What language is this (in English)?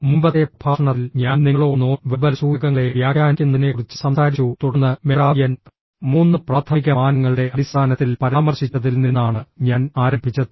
Malayalam